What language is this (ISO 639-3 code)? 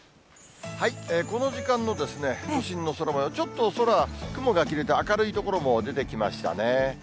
jpn